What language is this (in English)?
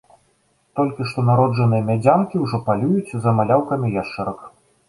Belarusian